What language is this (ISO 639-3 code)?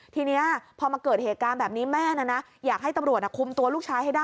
tha